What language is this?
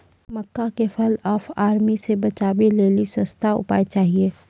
Maithili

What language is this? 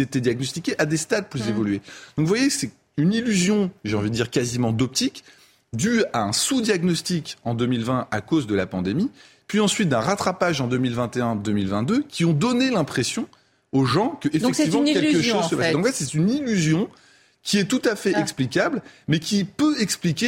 French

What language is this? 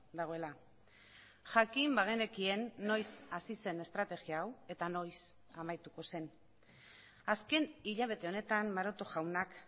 Basque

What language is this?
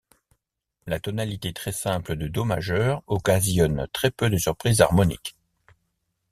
French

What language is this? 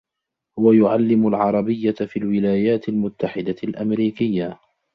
Arabic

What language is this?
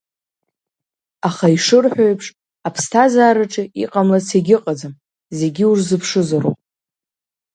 Abkhazian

